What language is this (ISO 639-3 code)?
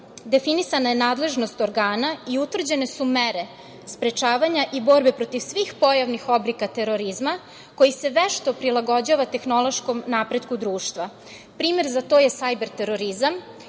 srp